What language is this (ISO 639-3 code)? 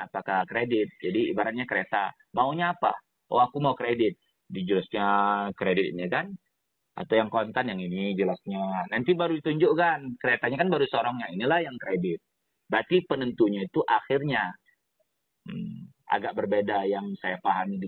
ind